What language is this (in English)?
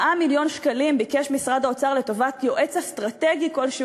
Hebrew